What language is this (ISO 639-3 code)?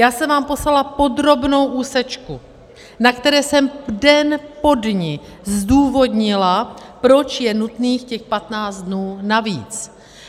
ces